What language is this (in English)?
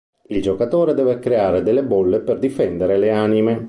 Italian